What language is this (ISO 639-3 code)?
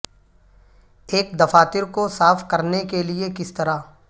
urd